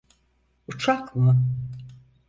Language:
Turkish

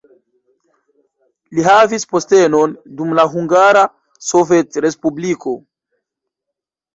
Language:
Esperanto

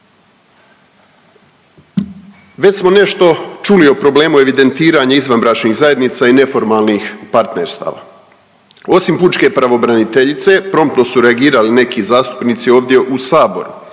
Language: Croatian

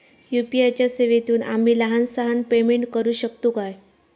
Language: Marathi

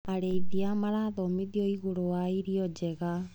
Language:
Kikuyu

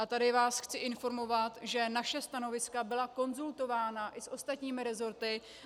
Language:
Czech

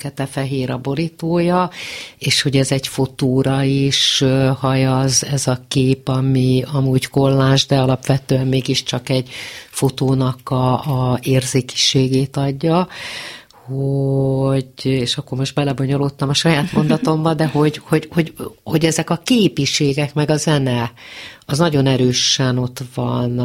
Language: Hungarian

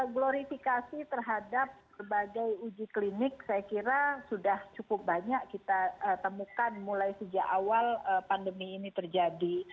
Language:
Indonesian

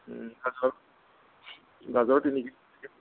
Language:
Assamese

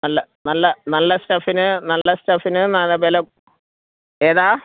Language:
Malayalam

